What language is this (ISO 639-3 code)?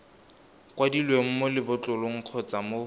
tsn